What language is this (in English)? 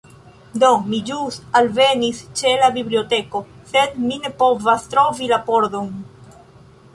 Esperanto